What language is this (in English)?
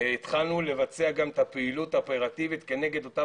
Hebrew